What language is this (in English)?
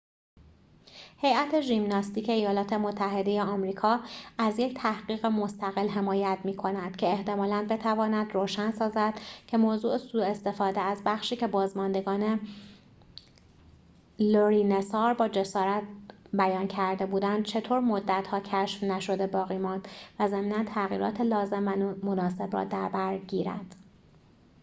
Persian